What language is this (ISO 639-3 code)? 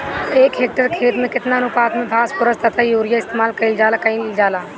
bho